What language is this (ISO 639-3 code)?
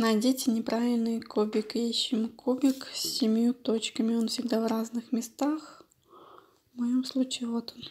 rus